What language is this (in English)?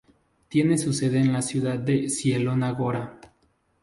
Spanish